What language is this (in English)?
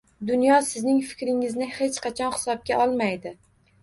Uzbek